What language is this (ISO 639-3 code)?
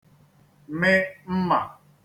ibo